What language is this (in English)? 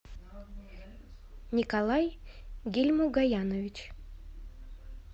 Russian